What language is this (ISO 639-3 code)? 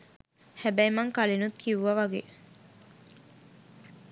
sin